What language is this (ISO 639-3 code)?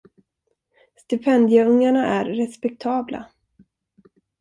swe